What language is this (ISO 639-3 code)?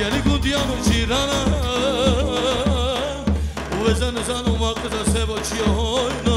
ara